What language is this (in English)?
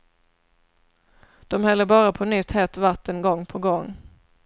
Swedish